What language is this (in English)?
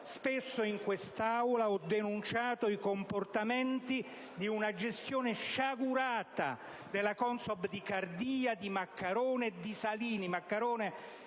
Italian